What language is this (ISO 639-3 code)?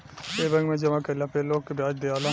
bho